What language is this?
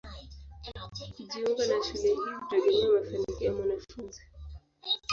Swahili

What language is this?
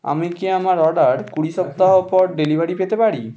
Bangla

